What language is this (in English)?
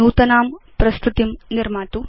Sanskrit